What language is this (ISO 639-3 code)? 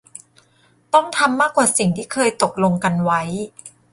tha